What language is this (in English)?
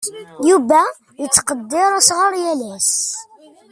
Kabyle